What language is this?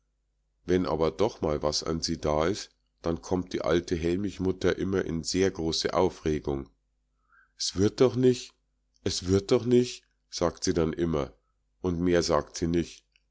German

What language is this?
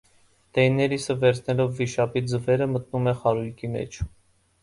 Armenian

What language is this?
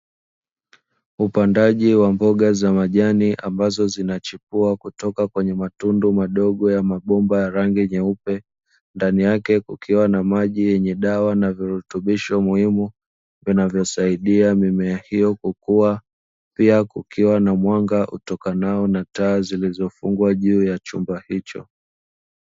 Swahili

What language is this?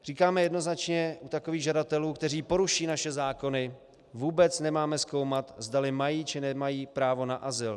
Czech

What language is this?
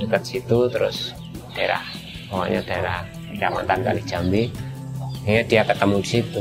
Indonesian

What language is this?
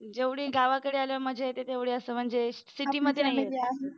Marathi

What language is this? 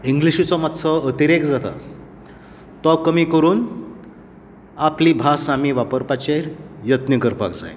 Konkani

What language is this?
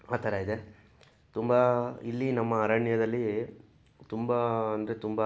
Kannada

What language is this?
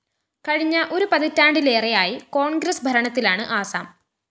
Malayalam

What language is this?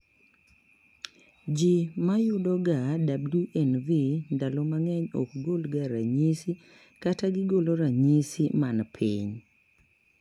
Luo (Kenya and Tanzania)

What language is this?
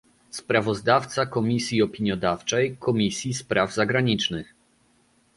Polish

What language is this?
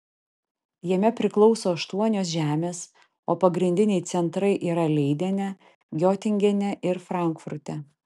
Lithuanian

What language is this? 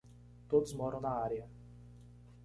Portuguese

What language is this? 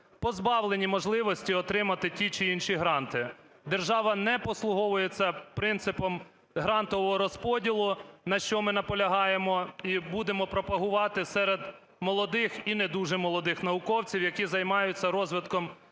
Ukrainian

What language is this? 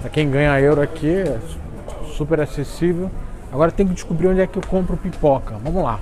Portuguese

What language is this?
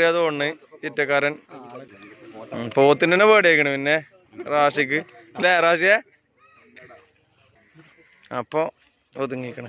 Arabic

